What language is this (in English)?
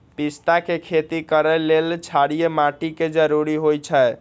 Magahi